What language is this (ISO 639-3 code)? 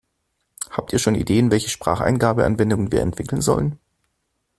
deu